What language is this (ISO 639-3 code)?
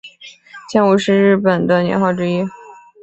zho